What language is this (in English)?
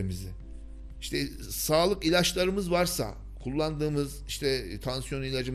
Turkish